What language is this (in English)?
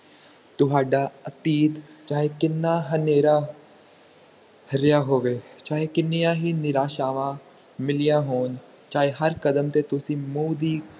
Punjabi